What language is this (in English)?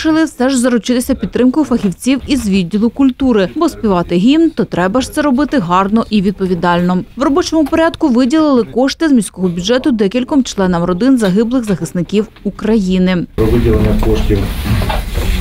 Ukrainian